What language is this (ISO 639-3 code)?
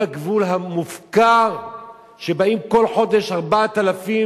heb